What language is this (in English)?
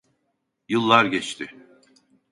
Turkish